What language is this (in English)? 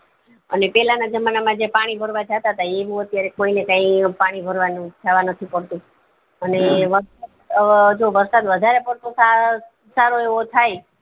Gujarati